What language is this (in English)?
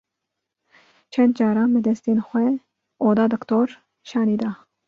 Kurdish